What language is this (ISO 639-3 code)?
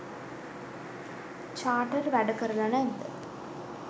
sin